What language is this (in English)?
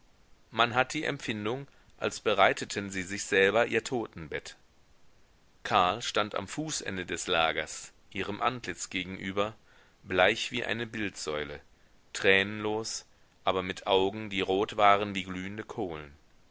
German